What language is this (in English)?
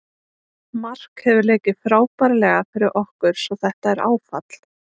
Icelandic